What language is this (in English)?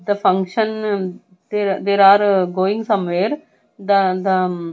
English